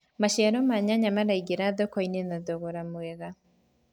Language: Kikuyu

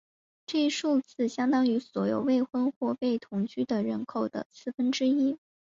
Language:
Chinese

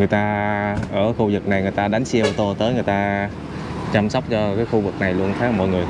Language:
Vietnamese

